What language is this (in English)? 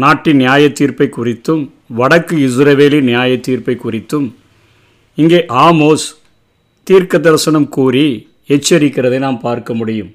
Tamil